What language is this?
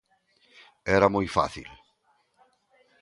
Galician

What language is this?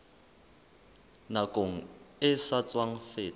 Southern Sotho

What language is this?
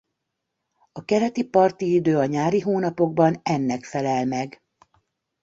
Hungarian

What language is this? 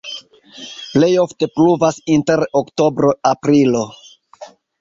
Esperanto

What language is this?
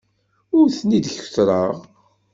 Kabyle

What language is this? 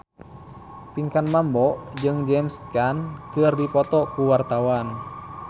Sundanese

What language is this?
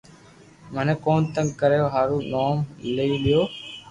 Loarki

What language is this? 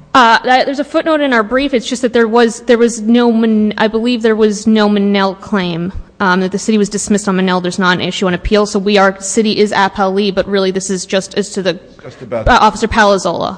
English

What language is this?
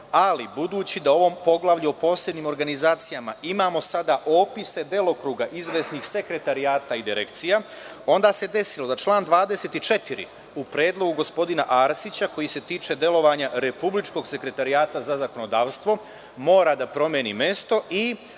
Serbian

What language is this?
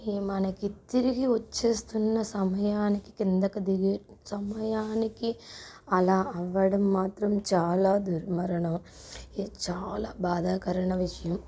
Telugu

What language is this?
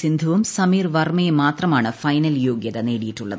Malayalam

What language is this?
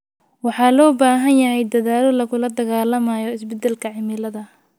Somali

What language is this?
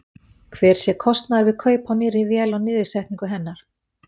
Icelandic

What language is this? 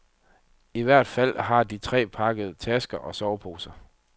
Danish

